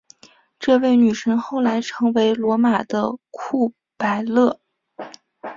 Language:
Chinese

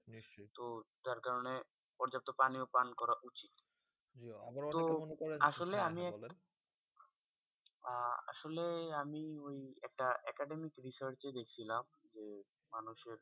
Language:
Bangla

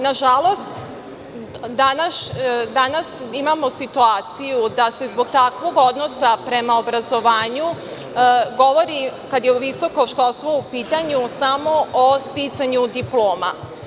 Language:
Serbian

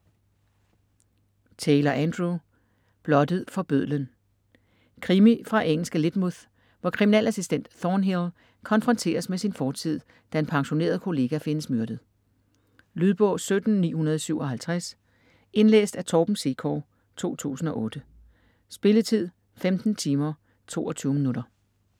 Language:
Danish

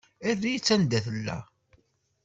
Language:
Kabyle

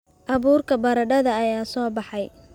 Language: Somali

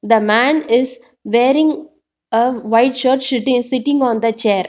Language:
English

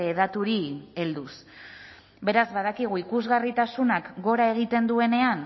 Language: Basque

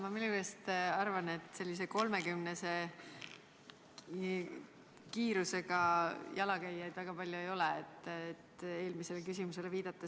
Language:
Estonian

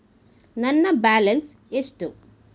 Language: Kannada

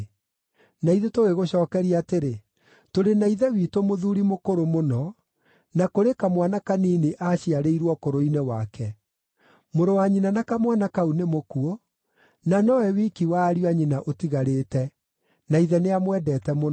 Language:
Kikuyu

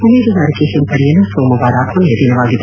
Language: Kannada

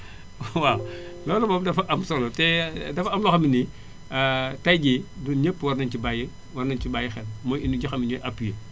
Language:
Wolof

